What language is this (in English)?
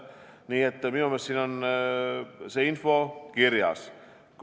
Estonian